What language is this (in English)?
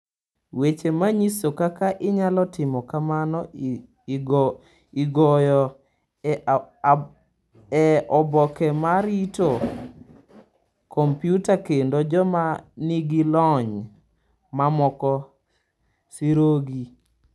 Luo (Kenya and Tanzania)